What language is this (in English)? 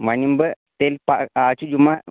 Kashmiri